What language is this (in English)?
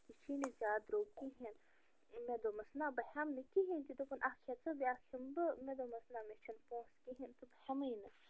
Kashmiri